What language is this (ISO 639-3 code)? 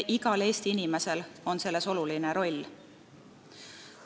est